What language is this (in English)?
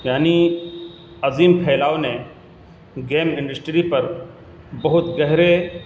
Urdu